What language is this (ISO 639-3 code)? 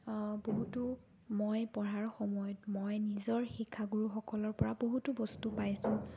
asm